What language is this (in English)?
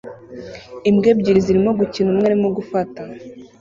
Kinyarwanda